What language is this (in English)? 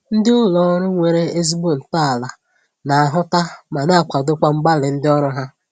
Igbo